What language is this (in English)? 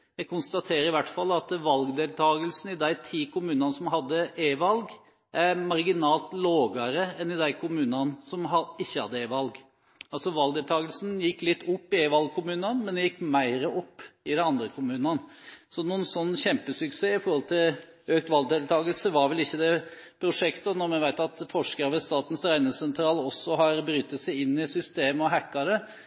Norwegian Bokmål